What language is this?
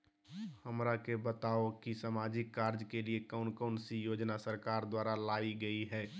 Magahi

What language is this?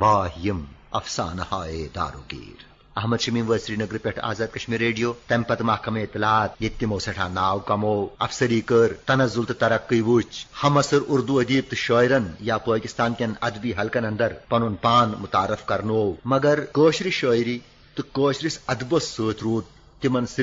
Urdu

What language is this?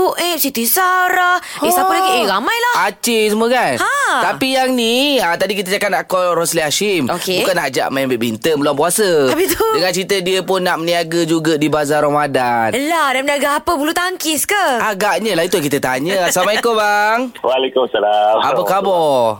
Malay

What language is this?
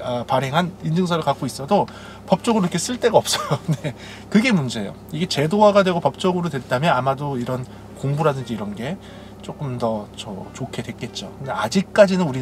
Korean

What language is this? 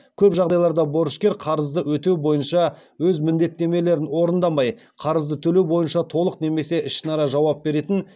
Kazakh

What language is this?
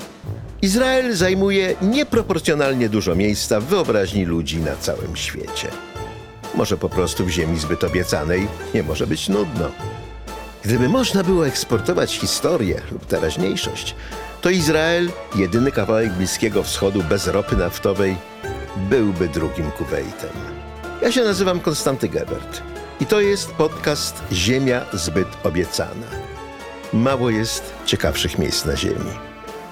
Polish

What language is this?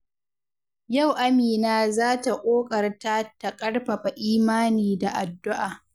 Hausa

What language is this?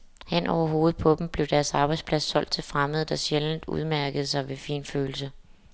Danish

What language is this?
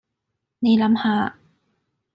Cantonese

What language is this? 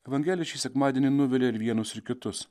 Lithuanian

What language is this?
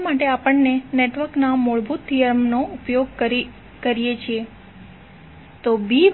Gujarati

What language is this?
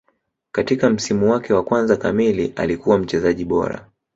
Swahili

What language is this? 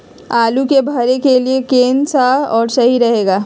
Magahi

